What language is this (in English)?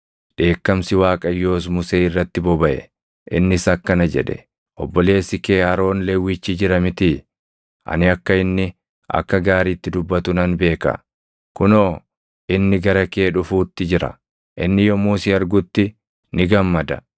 Oromo